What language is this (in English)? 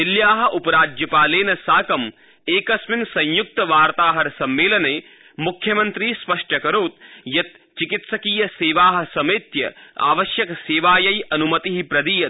Sanskrit